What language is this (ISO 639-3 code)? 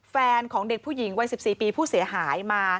tha